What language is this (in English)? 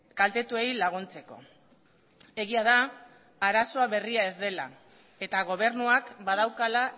Basque